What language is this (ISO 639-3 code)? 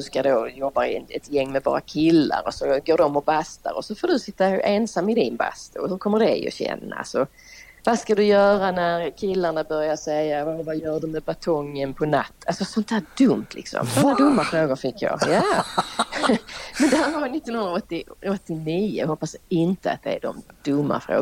swe